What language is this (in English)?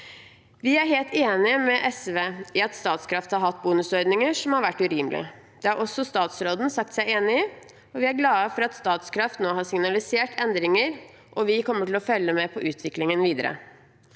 Norwegian